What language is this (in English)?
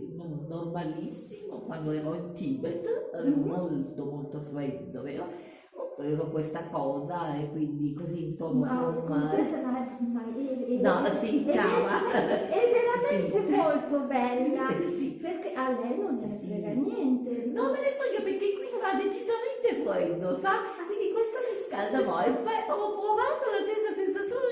Italian